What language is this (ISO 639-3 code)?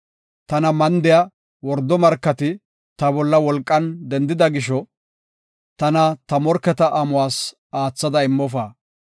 gof